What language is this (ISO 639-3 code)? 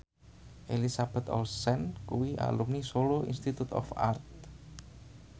jav